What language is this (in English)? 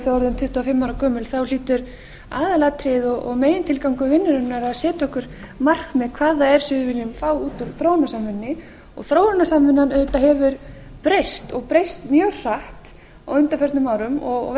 Icelandic